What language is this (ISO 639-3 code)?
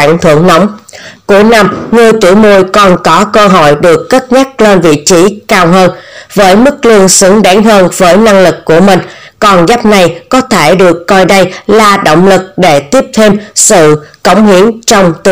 vie